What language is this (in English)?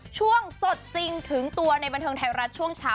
Thai